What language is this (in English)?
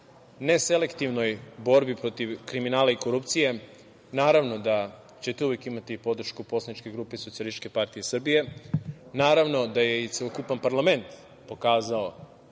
Serbian